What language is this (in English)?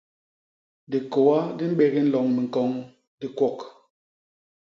Basaa